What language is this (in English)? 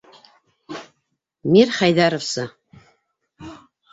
Bashkir